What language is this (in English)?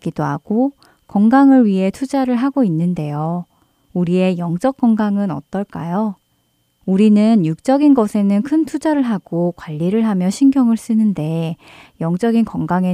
Korean